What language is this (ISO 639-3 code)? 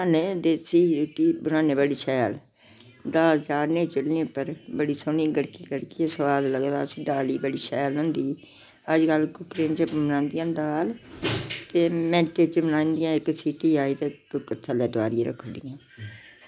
doi